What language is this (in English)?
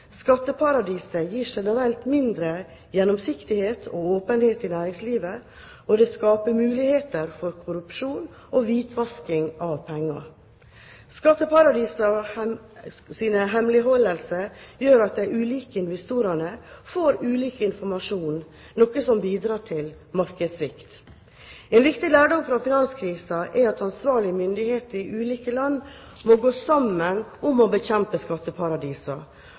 Norwegian Bokmål